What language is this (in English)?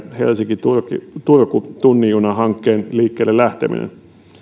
Finnish